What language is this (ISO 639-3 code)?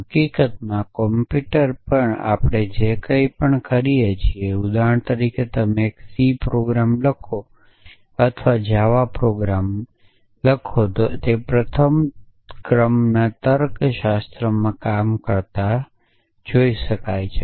guj